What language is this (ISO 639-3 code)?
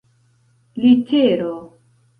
epo